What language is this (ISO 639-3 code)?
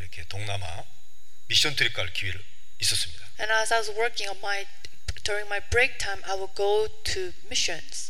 kor